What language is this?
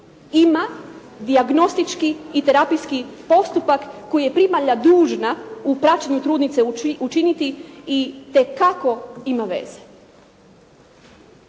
Croatian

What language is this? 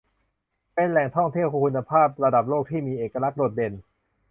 Thai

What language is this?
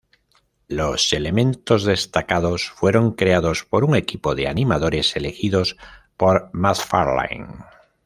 Spanish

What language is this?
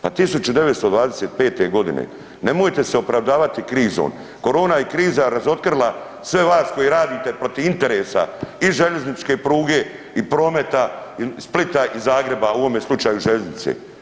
Croatian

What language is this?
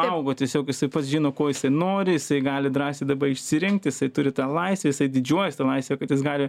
Lithuanian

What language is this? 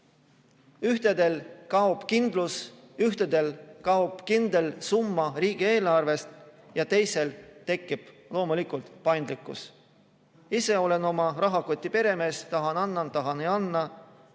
Estonian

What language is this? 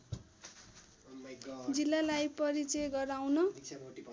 Nepali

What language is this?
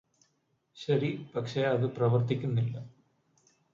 Malayalam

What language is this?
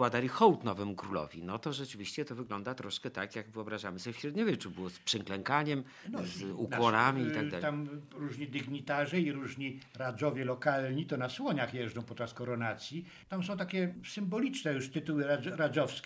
Polish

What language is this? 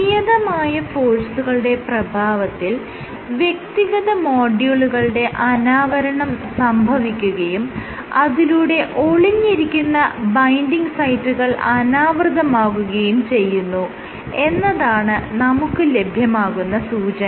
Malayalam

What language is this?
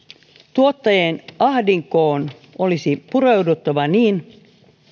Finnish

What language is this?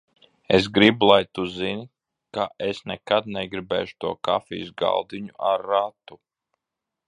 Latvian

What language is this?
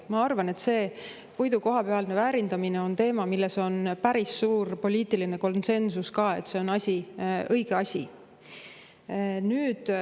Estonian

